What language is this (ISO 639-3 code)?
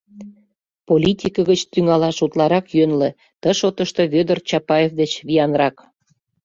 chm